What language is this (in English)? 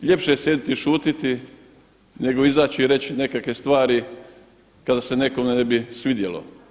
Croatian